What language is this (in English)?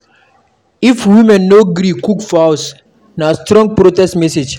Nigerian Pidgin